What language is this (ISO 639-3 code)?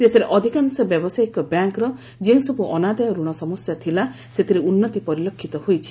ori